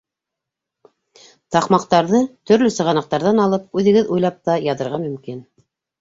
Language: Bashkir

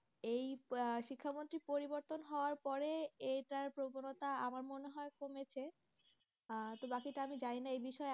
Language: Bangla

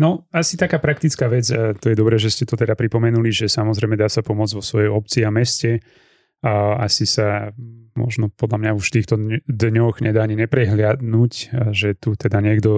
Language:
Slovak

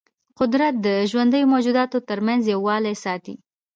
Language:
Pashto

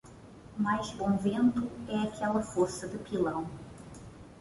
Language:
Portuguese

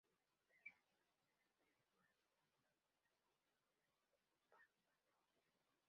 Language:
Spanish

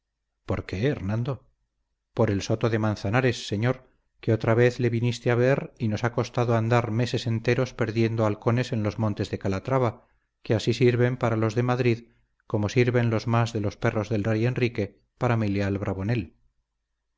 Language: Spanish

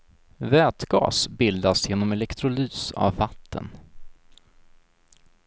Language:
Swedish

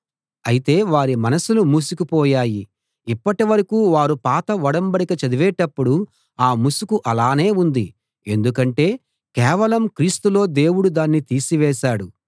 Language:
Telugu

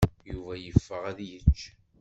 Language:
Kabyle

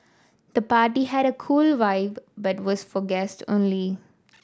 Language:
English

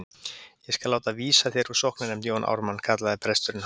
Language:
Icelandic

